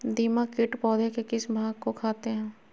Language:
Magahi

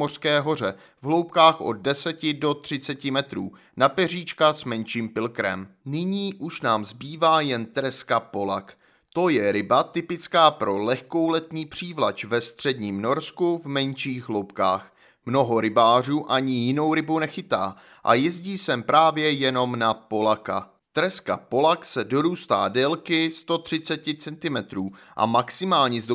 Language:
Czech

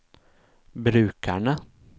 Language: Norwegian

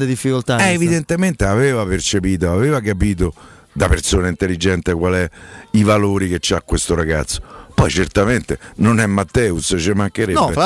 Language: Italian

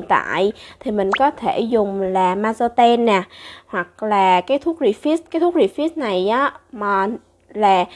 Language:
Vietnamese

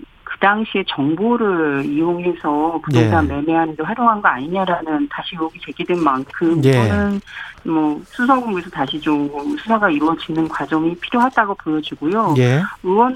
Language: Korean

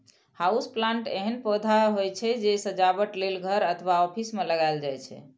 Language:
Maithili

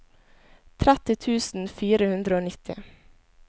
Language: Norwegian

